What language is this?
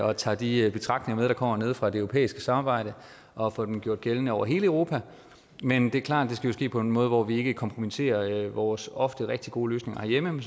Danish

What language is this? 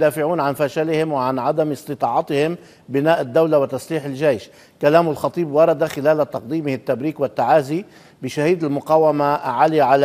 Arabic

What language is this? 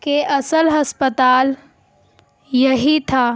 Urdu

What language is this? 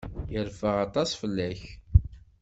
Kabyle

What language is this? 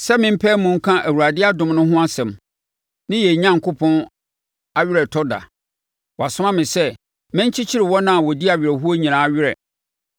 Akan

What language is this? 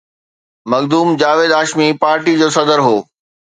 Sindhi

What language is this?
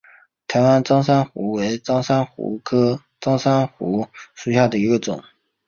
Chinese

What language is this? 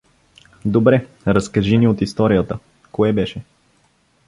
Bulgarian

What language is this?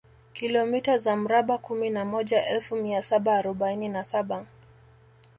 Swahili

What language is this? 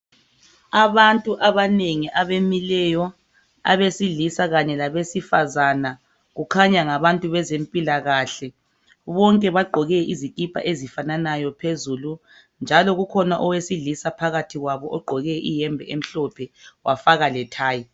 North Ndebele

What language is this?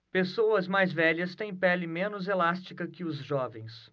Portuguese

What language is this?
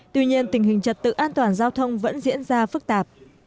Vietnamese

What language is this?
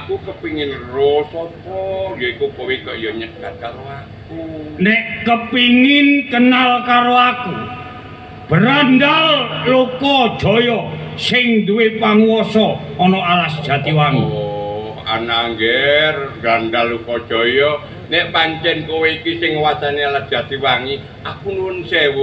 Indonesian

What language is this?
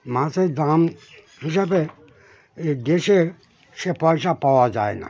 Bangla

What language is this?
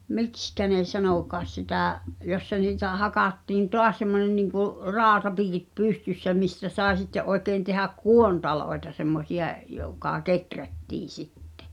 Finnish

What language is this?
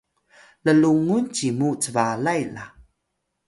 Atayal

